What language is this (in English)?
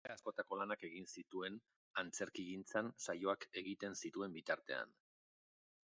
Basque